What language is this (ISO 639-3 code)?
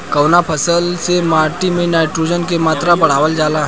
bho